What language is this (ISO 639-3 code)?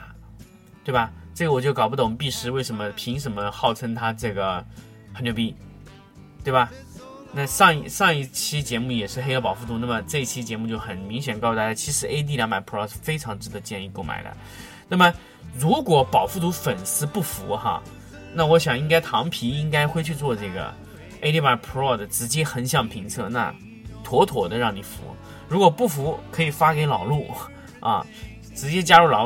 zho